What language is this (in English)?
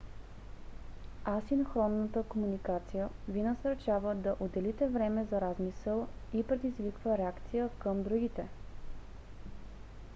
Bulgarian